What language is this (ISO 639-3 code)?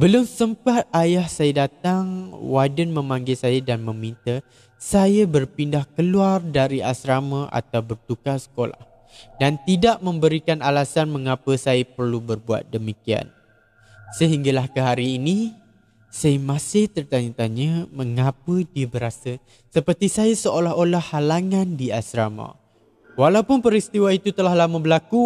msa